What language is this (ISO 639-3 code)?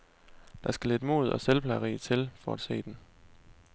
dan